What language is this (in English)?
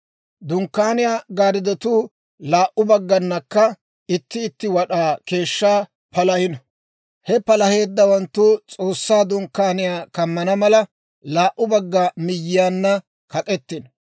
Dawro